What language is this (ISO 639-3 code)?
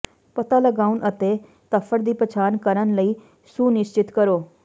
pan